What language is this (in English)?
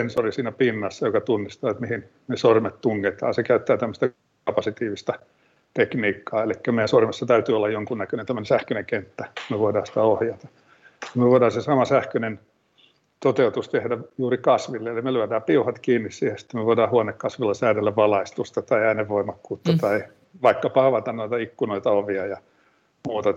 Finnish